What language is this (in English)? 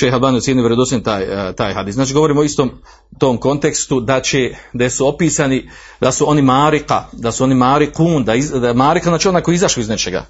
Croatian